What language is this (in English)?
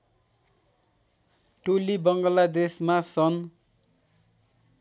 Nepali